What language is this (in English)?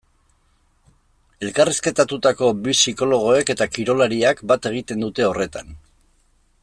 Basque